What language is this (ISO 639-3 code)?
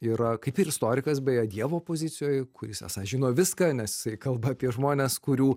lit